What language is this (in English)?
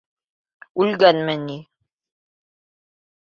Bashkir